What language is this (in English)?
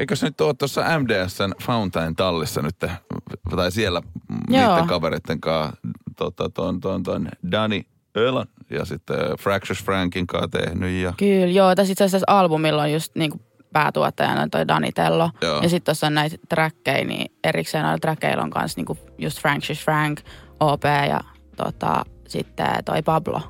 Finnish